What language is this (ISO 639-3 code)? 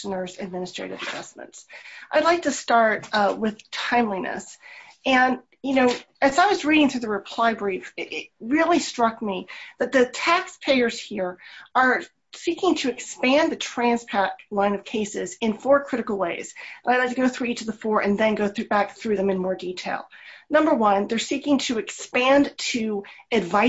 eng